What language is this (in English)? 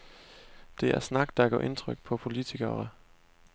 Danish